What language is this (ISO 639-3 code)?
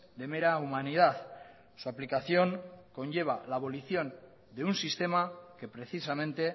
spa